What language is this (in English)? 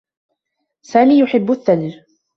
Arabic